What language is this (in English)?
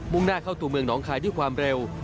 Thai